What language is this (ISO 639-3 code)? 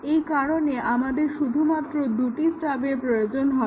ben